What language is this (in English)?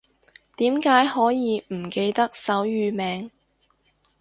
Cantonese